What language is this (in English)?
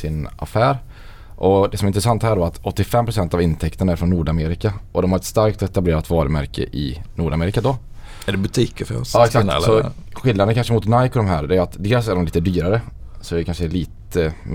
Swedish